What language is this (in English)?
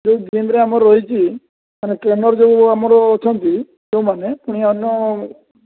Odia